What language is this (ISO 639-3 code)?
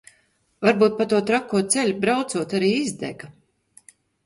lav